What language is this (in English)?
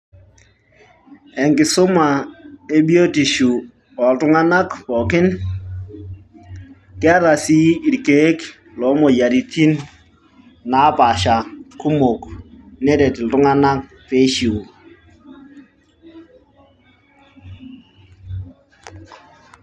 Masai